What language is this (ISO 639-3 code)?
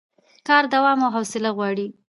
pus